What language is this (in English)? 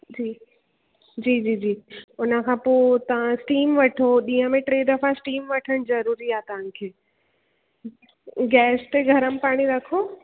Sindhi